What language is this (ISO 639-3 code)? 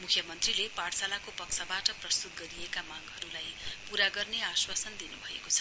nep